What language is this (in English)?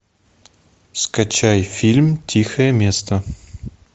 Russian